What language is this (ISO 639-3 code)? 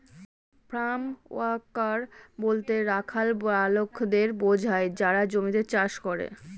ben